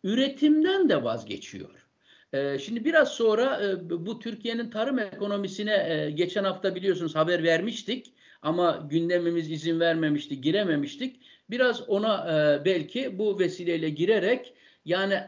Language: Turkish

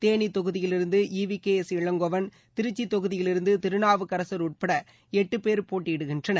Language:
Tamil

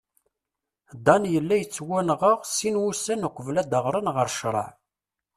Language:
Kabyle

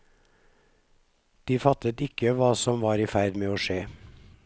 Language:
Norwegian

